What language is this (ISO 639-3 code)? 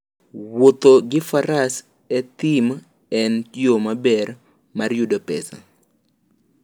luo